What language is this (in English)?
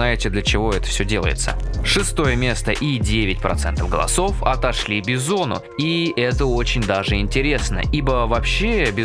Russian